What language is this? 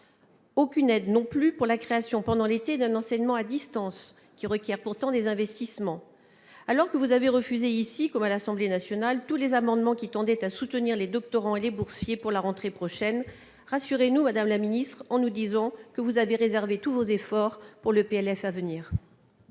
French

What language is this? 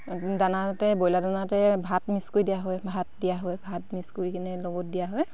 Assamese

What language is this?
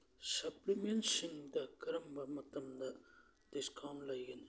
Manipuri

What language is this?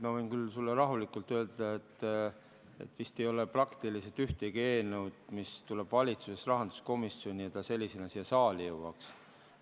Estonian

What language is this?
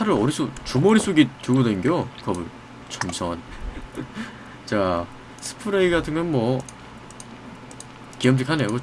Korean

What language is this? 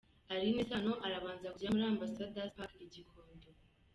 Kinyarwanda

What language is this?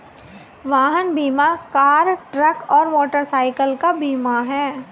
Hindi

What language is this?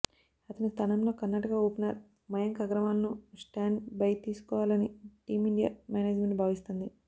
Telugu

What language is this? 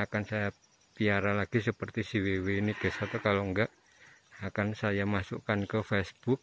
Indonesian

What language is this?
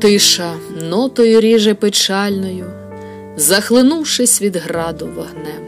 Ukrainian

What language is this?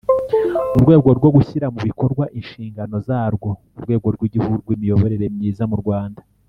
Kinyarwanda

